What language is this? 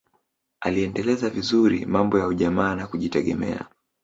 Swahili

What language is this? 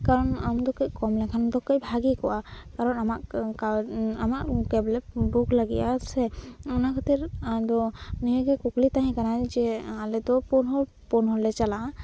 Santali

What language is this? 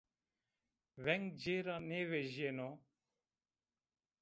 Zaza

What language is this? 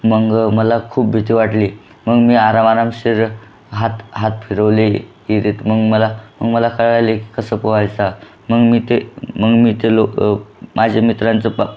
Marathi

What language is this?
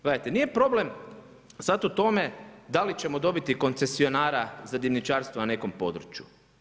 Croatian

